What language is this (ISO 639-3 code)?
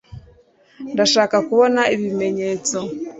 kin